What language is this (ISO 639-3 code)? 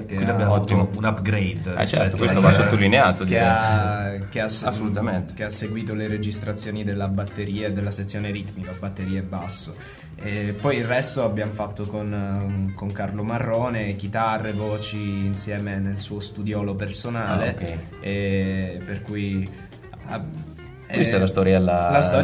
ita